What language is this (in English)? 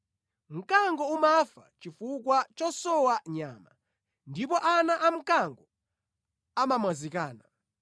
Nyanja